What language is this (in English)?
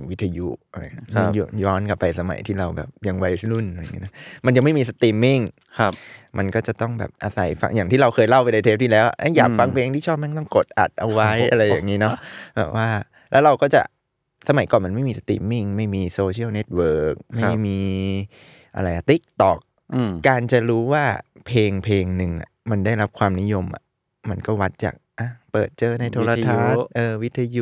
Thai